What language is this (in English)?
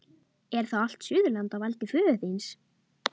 Icelandic